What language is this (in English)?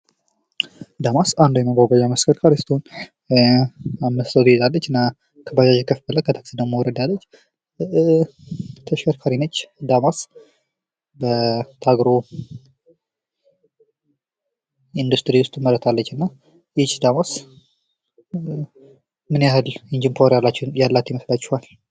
Amharic